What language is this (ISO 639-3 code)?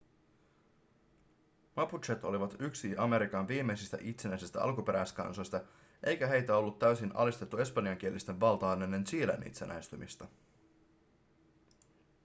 fin